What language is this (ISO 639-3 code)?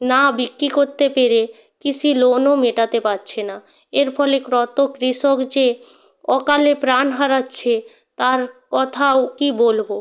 ben